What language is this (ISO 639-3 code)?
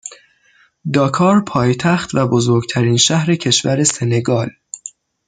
fas